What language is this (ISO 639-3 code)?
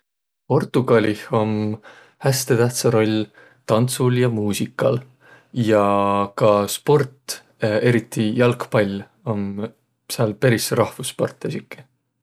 vro